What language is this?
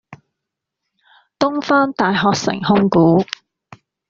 Cantonese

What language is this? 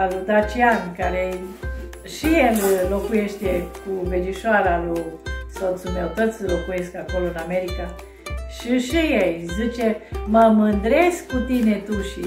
Romanian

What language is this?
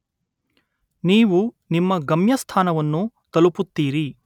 Kannada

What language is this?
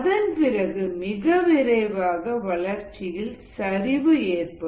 Tamil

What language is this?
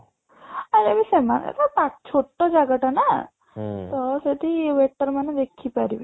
Odia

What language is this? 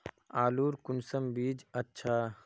Magahi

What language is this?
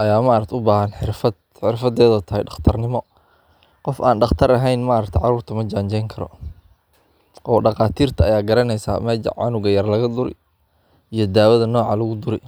Somali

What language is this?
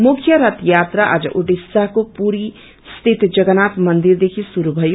Nepali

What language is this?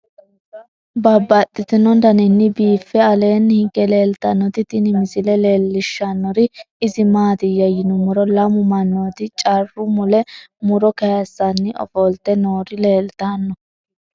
Sidamo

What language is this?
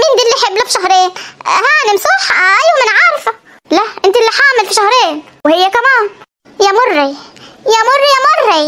Arabic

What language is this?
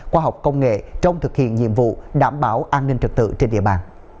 Vietnamese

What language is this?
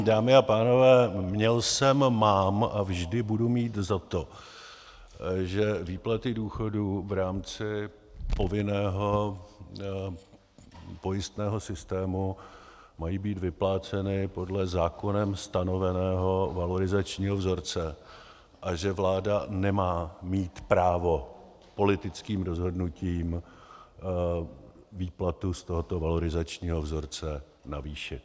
Czech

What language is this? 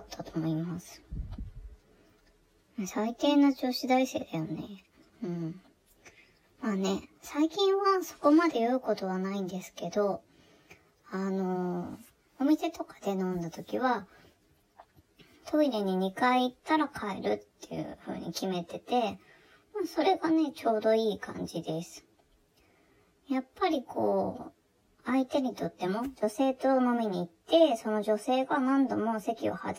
Japanese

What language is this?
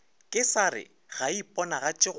Northern Sotho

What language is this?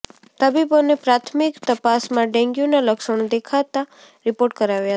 Gujarati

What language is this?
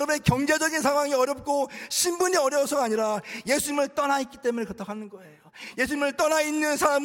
Korean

